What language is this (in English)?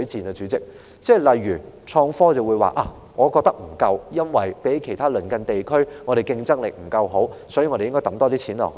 Cantonese